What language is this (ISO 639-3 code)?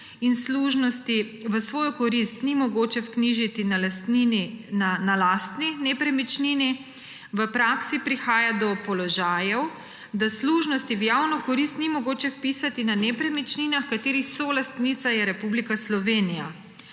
slv